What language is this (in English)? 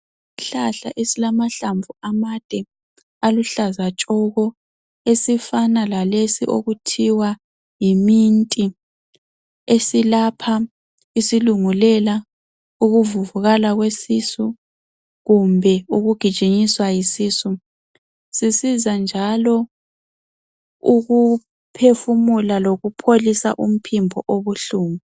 North Ndebele